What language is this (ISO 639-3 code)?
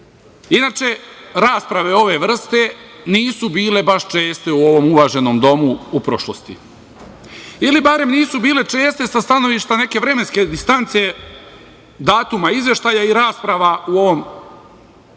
srp